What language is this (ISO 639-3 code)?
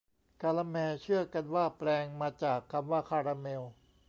tha